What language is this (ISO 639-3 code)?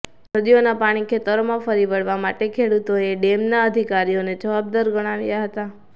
guj